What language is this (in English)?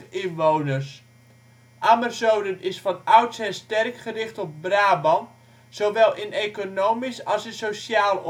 Dutch